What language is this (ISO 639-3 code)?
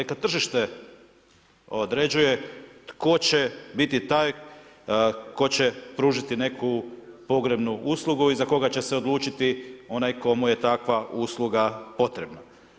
hrv